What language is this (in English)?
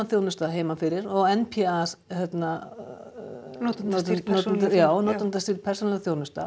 Icelandic